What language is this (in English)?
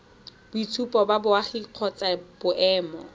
Tswana